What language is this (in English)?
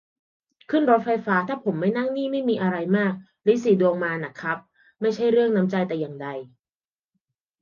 Thai